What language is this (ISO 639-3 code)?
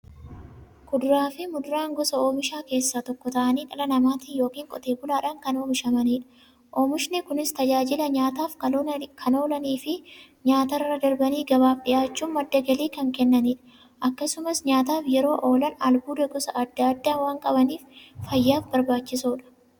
orm